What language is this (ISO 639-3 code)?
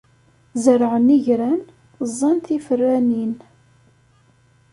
kab